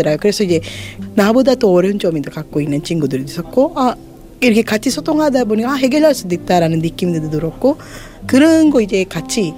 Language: Korean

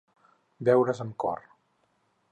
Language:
Catalan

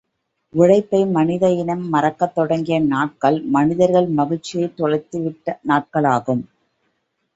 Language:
Tamil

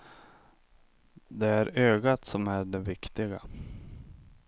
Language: Swedish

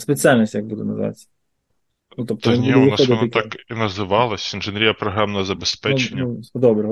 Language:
Ukrainian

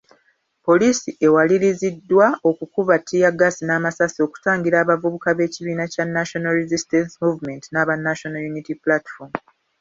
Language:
Ganda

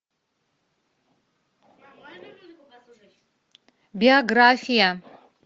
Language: Russian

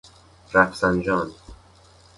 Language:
Persian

